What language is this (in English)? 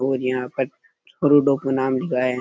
Rajasthani